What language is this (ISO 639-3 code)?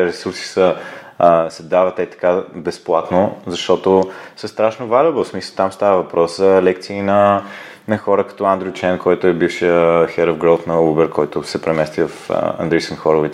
bul